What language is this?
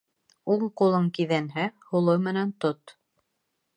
Bashkir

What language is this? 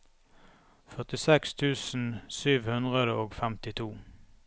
Norwegian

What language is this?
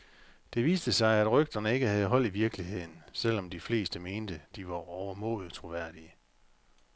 Danish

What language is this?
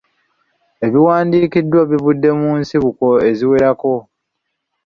Ganda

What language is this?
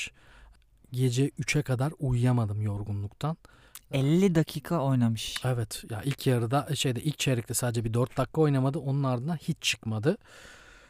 Turkish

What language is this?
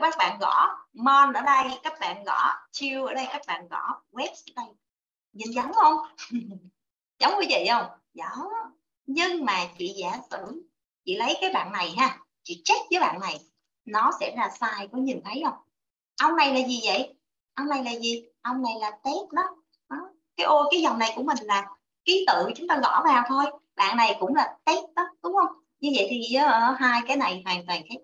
Vietnamese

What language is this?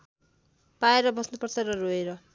Nepali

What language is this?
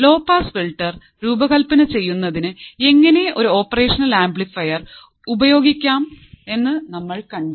Malayalam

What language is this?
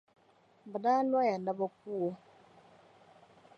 Dagbani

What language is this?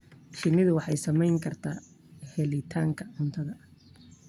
Somali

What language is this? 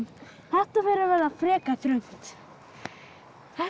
Icelandic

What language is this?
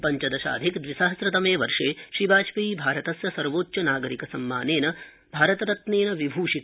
Sanskrit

